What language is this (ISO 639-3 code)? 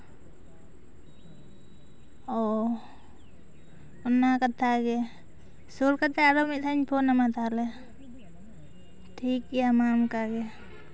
sat